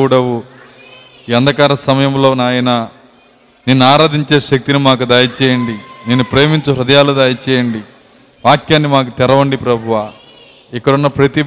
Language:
Telugu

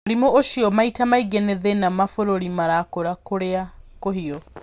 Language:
Kikuyu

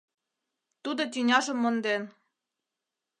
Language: Mari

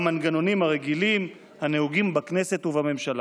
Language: Hebrew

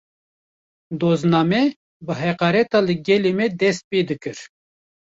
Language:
Kurdish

